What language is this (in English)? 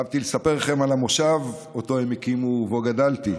Hebrew